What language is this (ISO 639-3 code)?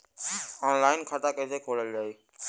bho